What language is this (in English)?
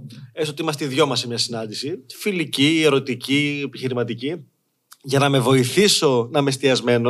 Greek